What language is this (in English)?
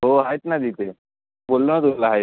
Marathi